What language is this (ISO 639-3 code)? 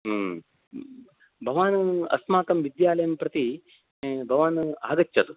san